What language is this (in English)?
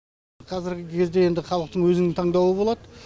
Kazakh